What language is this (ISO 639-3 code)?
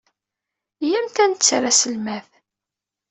kab